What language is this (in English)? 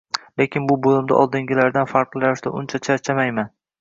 Uzbek